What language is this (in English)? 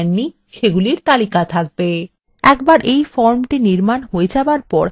Bangla